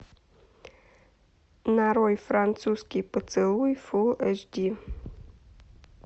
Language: Russian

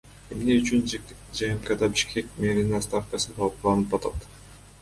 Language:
Kyrgyz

